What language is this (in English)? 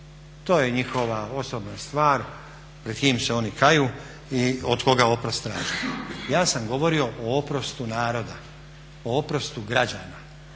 Croatian